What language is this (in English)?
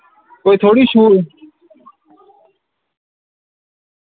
Dogri